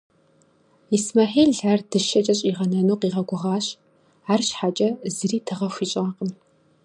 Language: Kabardian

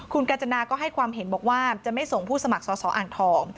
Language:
Thai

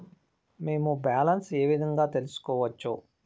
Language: Telugu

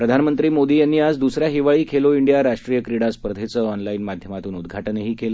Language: Marathi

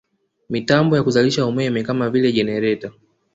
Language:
Swahili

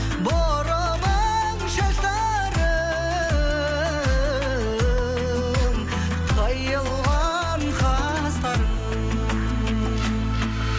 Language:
Kazakh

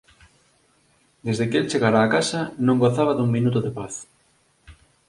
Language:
Galician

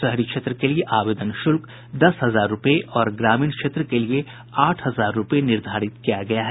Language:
Hindi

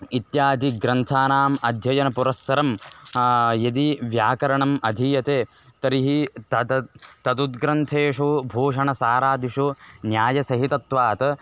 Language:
Sanskrit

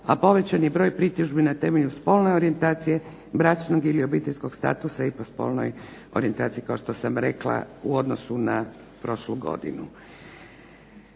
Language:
Croatian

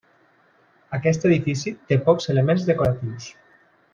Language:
Catalan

